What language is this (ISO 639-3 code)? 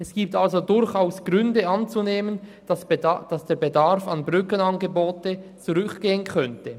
gsw